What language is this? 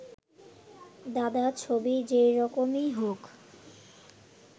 Bangla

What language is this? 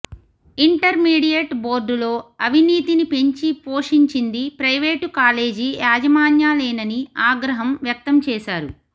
Telugu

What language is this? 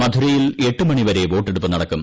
Malayalam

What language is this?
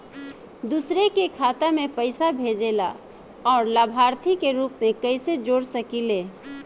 Bhojpuri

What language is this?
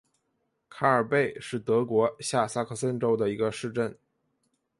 Chinese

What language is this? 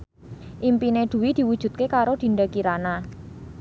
Javanese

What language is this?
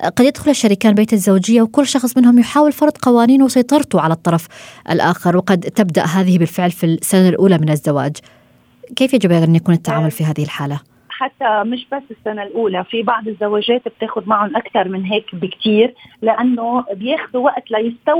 Arabic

